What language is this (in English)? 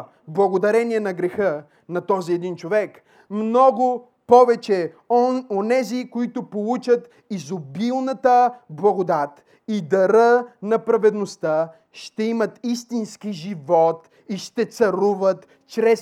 Bulgarian